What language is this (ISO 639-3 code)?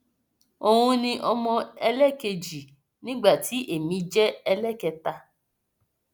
yor